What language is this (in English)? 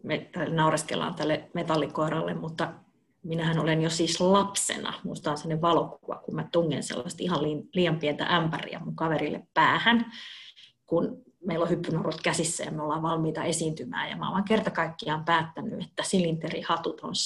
Finnish